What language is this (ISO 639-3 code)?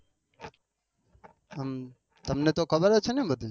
guj